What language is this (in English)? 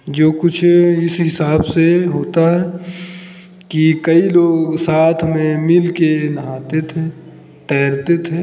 Hindi